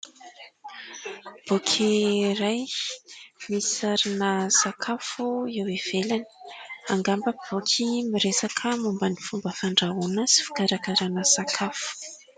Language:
Malagasy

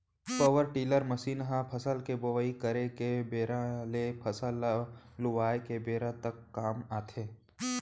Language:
Chhattisgarhi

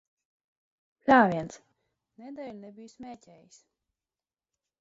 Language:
Latvian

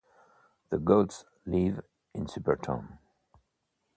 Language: English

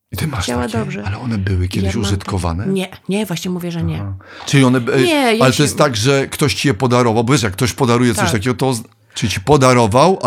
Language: Polish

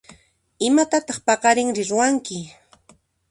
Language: Puno Quechua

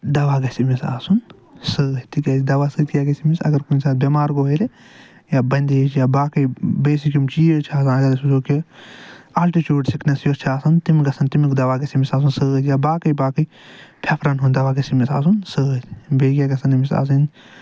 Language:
Kashmiri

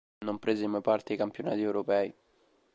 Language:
Italian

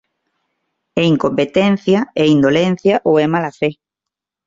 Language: Galician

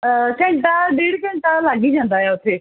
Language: Punjabi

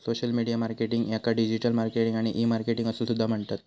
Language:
Marathi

